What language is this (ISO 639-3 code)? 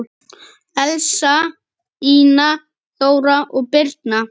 isl